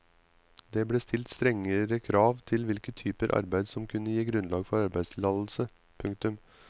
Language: Norwegian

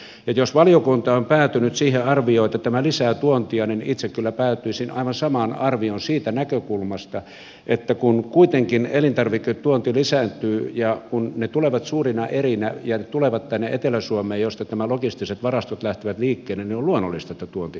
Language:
Finnish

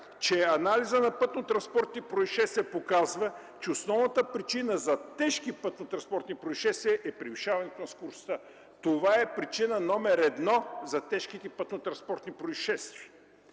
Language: Bulgarian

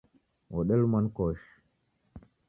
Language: Taita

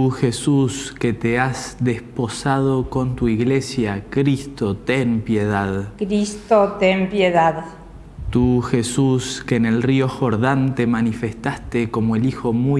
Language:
Spanish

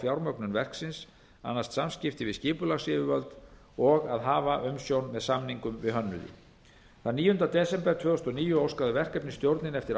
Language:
Icelandic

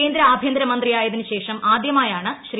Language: Malayalam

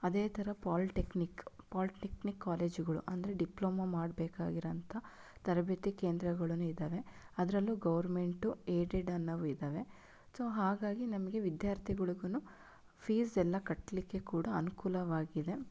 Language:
Kannada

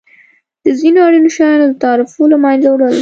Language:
Pashto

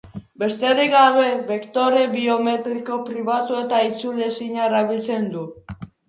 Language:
Basque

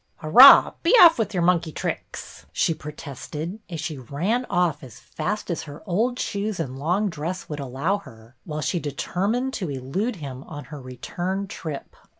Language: English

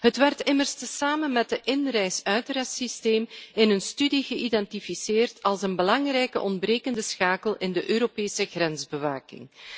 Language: Dutch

